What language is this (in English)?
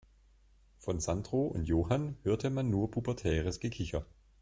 German